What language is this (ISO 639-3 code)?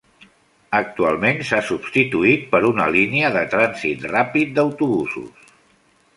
cat